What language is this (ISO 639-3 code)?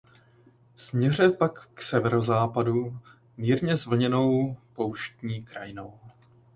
ces